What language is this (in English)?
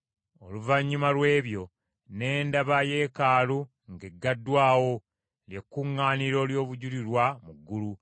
Ganda